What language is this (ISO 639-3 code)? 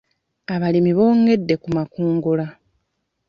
lug